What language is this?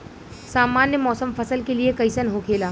Bhojpuri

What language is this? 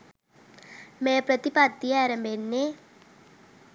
Sinhala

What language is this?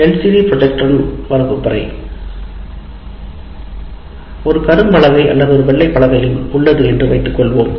Tamil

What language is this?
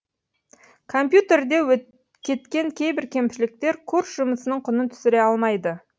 Kazakh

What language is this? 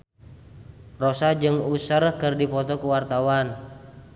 Sundanese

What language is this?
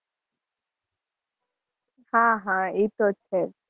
Gujarati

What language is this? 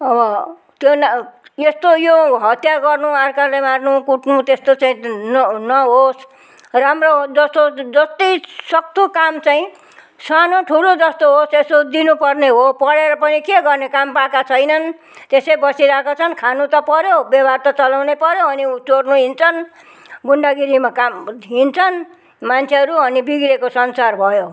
Nepali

